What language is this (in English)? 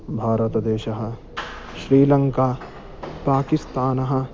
Sanskrit